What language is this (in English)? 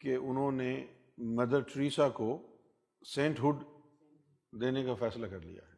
Urdu